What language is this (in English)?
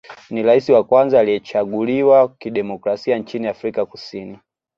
Swahili